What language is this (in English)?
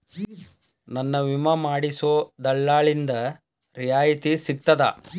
Kannada